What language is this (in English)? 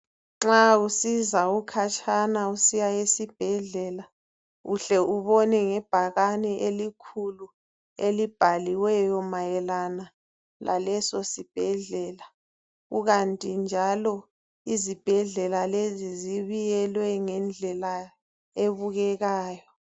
North Ndebele